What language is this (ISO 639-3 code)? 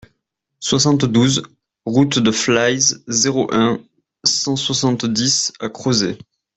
fra